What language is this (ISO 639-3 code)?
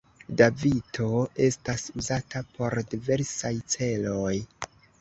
epo